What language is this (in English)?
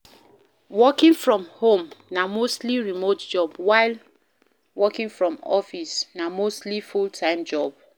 Nigerian Pidgin